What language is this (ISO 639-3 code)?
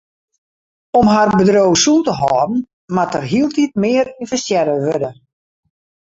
fry